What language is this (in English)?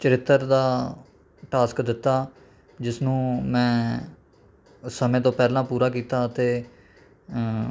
Punjabi